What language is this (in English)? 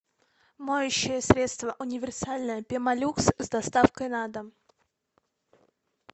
Russian